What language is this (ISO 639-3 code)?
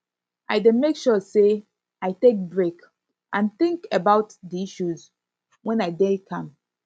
pcm